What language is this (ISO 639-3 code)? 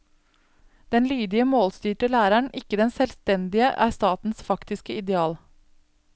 nor